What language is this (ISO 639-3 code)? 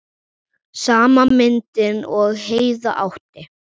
isl